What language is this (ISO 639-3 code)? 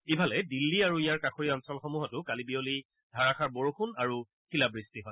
asm